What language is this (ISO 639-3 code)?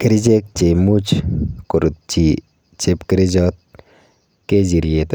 kln